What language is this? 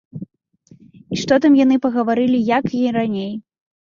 Belarusian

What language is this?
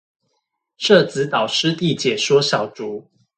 Chinese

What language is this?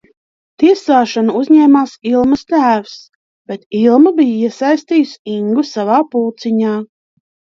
Latvian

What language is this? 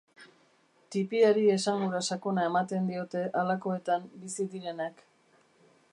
Basque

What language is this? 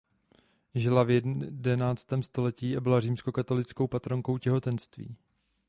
Czech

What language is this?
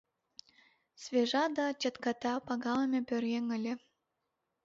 Mari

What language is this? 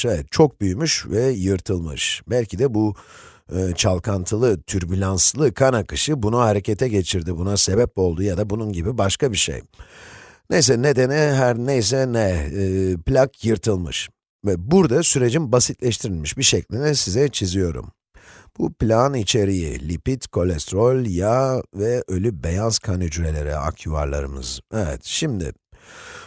Turkish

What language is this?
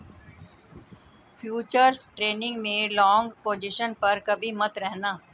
Hindi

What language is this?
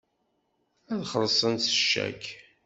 Kabyle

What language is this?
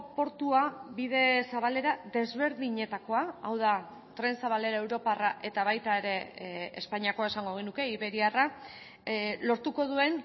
Basque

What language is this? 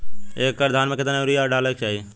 Bhojpuri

